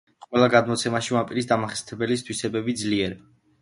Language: Georgian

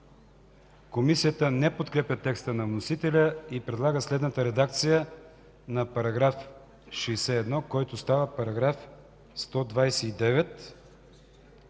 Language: Bulgarian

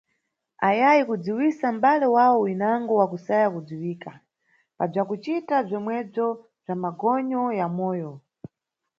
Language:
Nyungwe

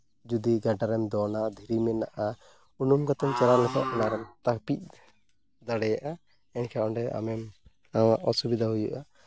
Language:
Santali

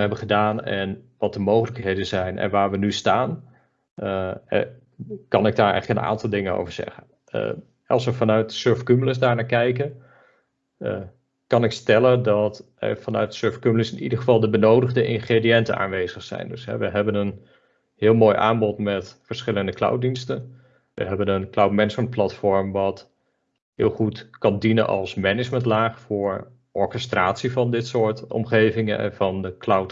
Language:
Dutch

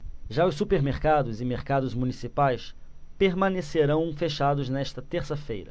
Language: Portuguese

